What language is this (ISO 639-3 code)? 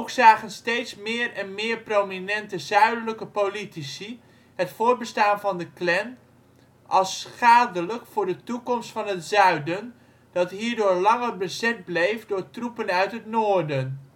nld